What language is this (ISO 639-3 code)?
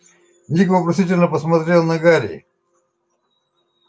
rus